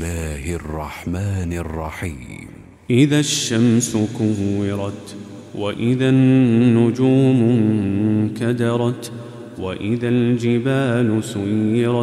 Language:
Arabic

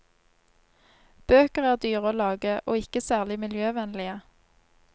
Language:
Norwegian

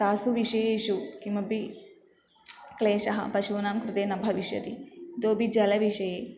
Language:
Sanskrit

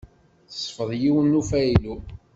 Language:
Kabyle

